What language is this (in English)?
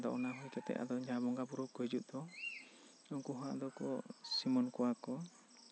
Santali